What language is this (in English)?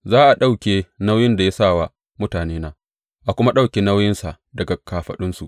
Hausa